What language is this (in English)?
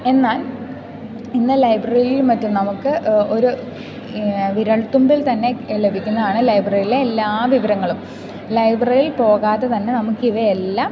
Malayalam